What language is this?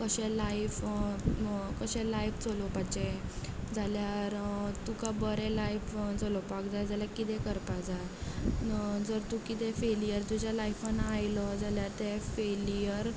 Konkani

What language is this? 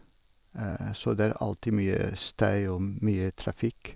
Norwegian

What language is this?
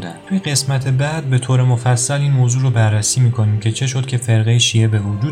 Persian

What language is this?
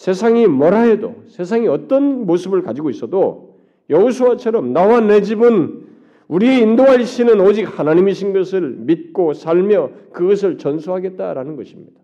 Korean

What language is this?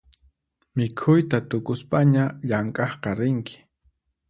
Puno Quechua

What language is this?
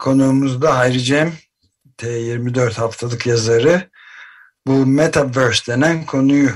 Turkish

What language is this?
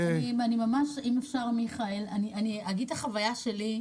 Hebrew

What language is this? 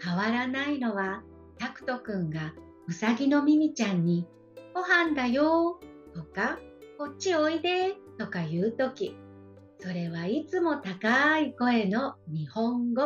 Japanese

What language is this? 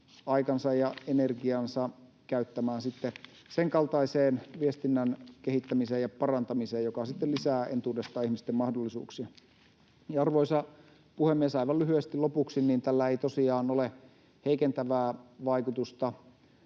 Finnish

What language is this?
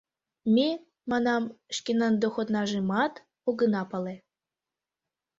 Mari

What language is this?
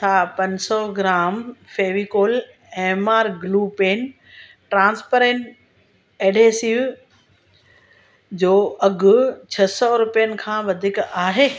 Sindhi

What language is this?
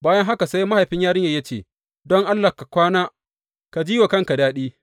Hausa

